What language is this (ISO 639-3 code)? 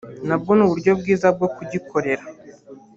kin